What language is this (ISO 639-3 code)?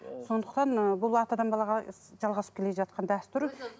kaz